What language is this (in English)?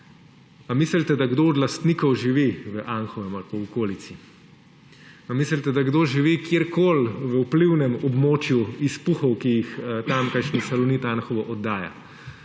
Slovenian